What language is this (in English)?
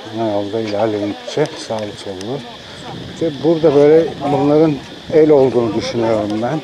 Turkish